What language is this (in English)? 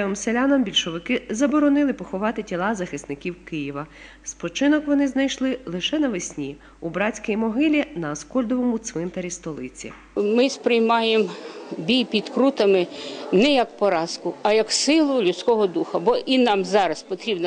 Ukrainian